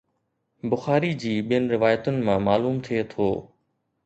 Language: Sindhi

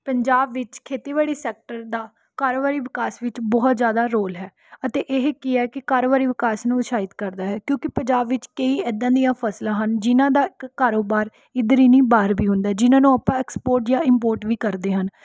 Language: Punjabi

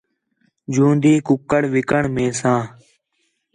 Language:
Khetrani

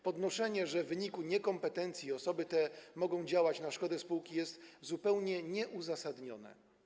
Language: Polish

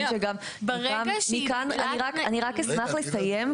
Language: Hebrew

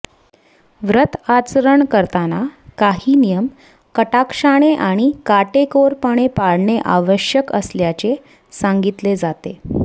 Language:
Marathi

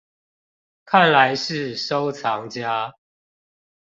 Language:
Chinese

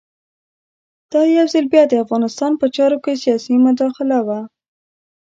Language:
Pashto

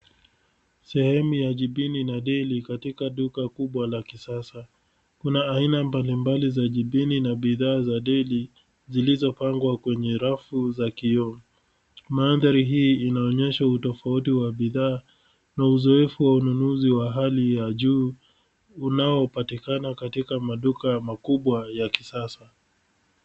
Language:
Swahili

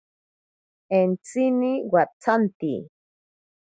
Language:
Ashéninka Perené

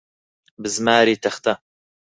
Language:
Central Kurdish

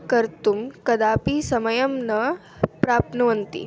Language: Sanskrit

